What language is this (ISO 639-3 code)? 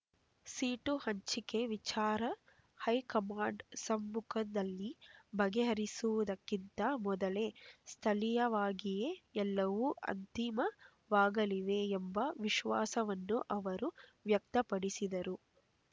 kan